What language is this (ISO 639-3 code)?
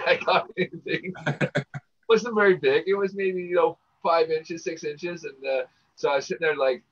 eng